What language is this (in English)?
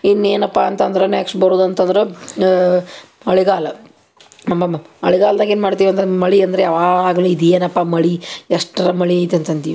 Kannada